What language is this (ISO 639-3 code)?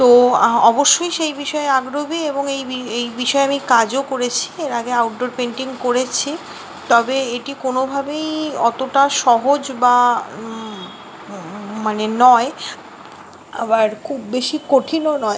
ben